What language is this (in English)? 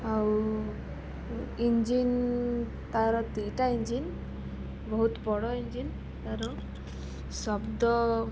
Odia